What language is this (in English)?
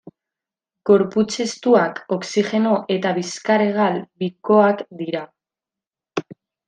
Basque